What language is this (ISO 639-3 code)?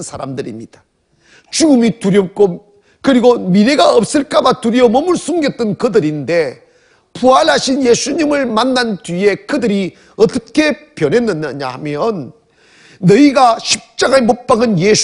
kor